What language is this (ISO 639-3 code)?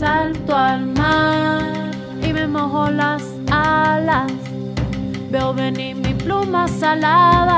ron